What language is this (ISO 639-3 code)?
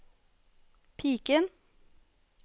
nor